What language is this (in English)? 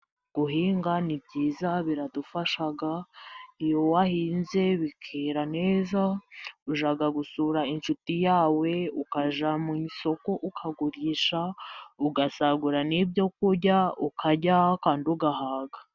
Kinyarwanda